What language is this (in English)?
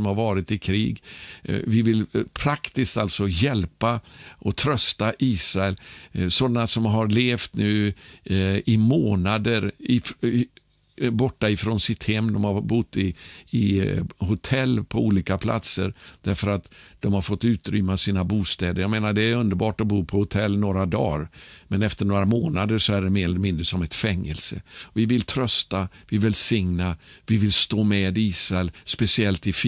Swedish